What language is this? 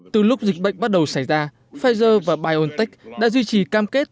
Vietnamese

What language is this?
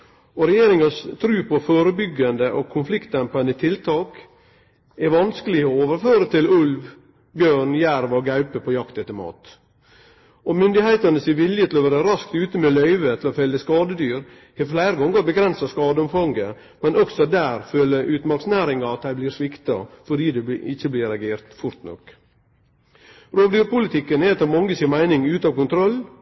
Norwegian Nynorsk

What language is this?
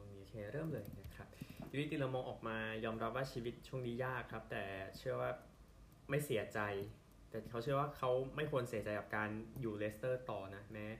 Thai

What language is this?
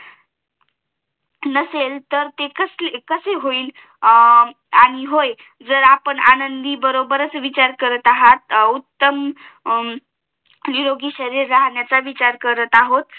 Marathi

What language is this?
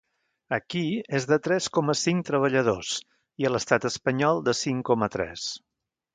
Catalan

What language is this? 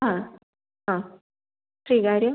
Malayalam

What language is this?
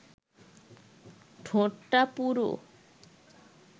Bangla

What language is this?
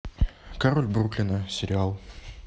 Russian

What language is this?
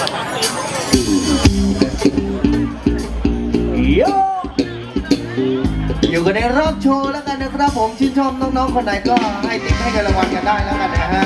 Thai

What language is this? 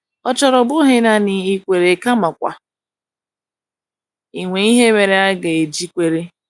Igbo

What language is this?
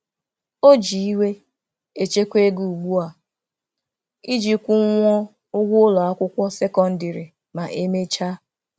Igbo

